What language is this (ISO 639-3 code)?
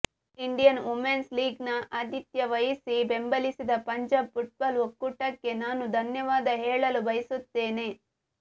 kan